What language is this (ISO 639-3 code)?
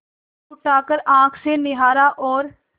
hin